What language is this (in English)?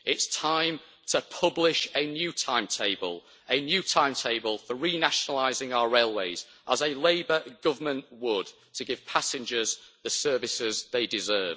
English